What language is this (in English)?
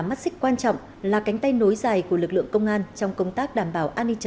Vietnamese